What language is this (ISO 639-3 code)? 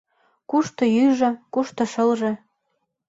chm